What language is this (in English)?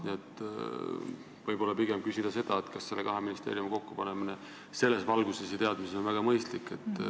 Estonian